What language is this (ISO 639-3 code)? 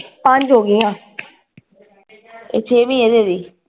pan